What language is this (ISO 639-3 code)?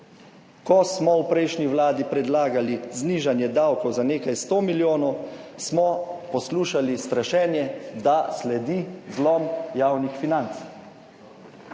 slv